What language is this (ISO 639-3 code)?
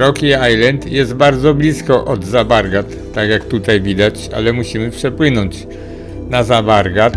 pol